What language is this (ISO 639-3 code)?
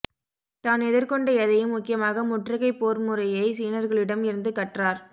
tam